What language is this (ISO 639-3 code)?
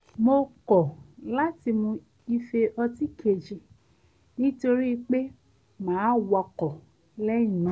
yor